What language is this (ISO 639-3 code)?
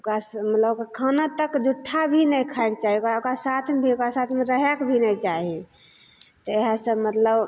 mai